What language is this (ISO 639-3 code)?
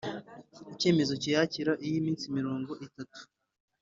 kin